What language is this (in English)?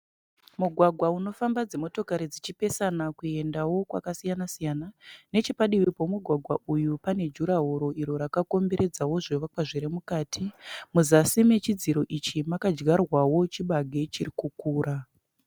Shona